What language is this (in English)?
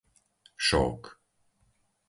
Slovak